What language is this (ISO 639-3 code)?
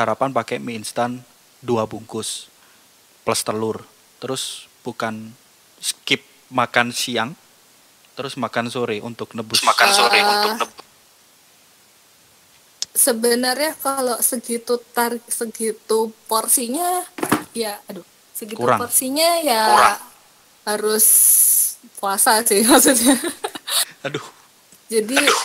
ind